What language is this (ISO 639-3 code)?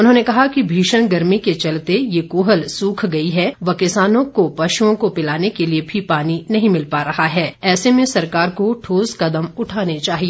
hin